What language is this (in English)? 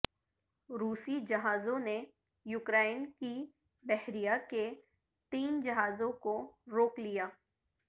Urdu